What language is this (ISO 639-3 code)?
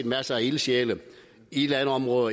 dan